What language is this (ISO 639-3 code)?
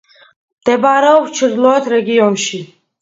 kat